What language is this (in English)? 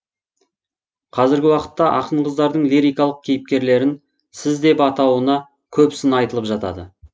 Kazakh